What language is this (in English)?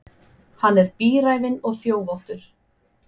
Icelandic